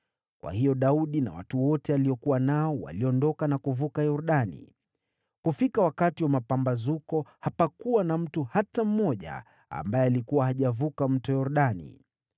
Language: Swahili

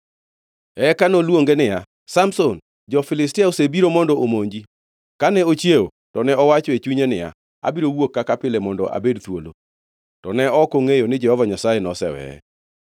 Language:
Luo (Kenya and Tanzania)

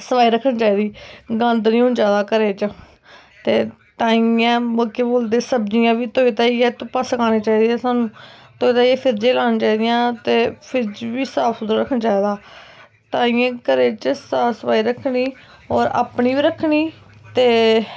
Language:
Dogri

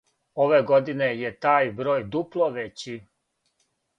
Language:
Serbian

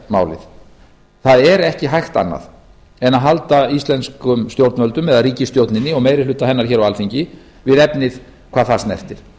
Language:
Icelandic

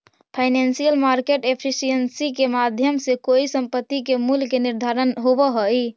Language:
Magahi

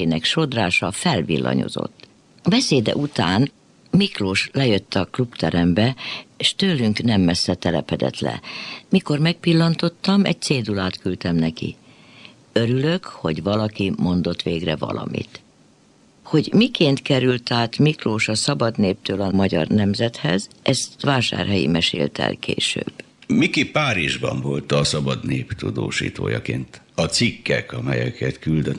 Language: Hungarian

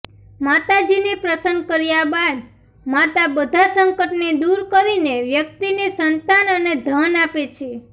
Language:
Gujarati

